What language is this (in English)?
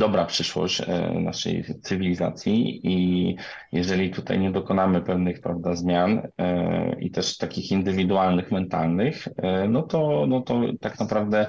Polish